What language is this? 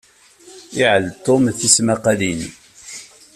Kabyle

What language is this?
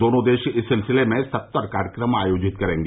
Hindi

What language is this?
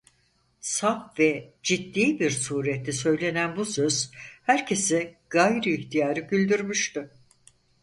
Turkish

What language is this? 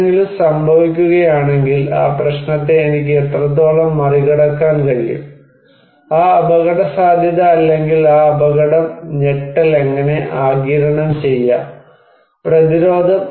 Malayalam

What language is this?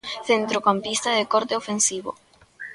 Galician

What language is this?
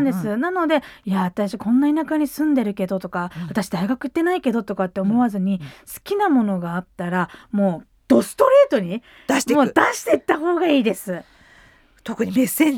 Japanese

